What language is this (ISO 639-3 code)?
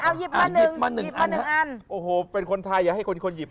tha